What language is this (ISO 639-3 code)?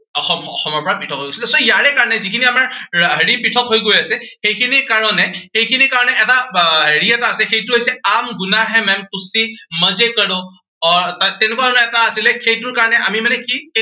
asm